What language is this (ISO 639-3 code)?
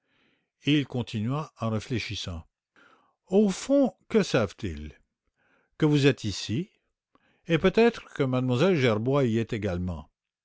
fra